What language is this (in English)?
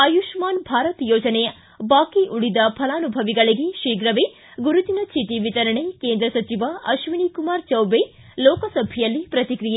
Kannada